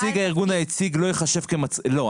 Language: Hebrew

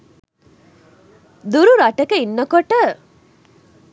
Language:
Sinhala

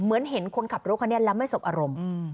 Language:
Thai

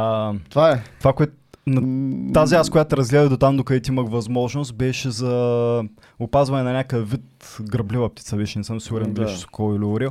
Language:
Bulgarian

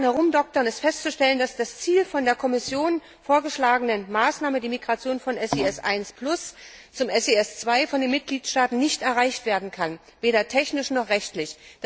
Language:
German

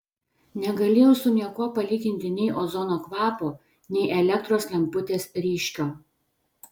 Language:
Lithuanian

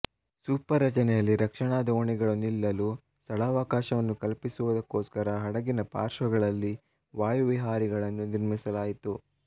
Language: Kannada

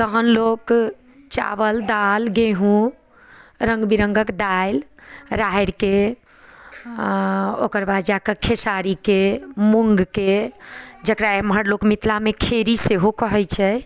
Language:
Maithili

